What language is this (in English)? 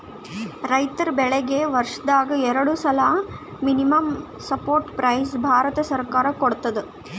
Kannada